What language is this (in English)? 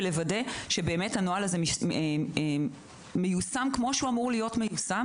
Hebrew